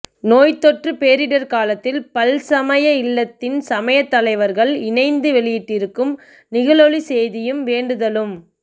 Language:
Tamil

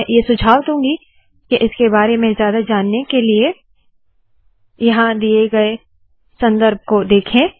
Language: Hindi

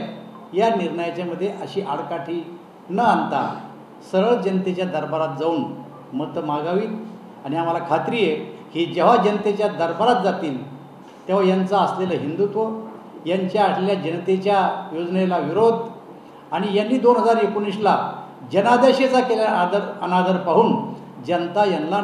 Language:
Marathi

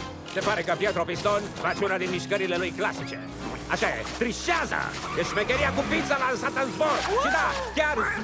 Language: Romanian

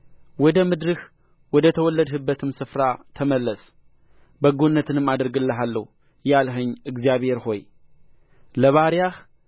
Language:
Amharic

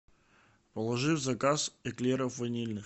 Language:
Russian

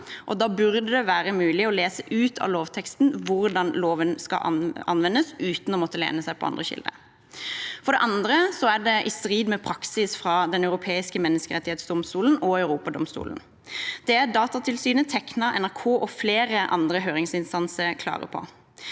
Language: Norwegian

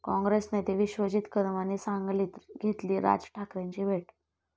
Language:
Marathi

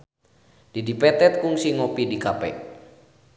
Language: Sundanese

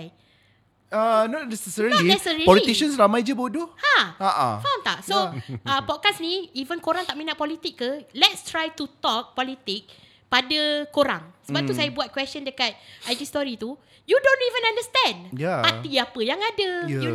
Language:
Malay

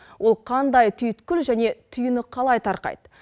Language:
Kazakh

